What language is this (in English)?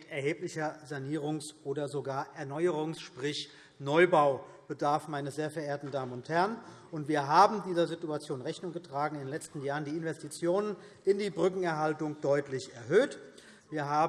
German